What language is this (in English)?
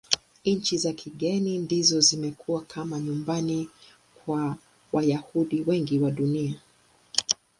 Swahili